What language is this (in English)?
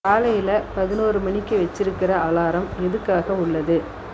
Tamil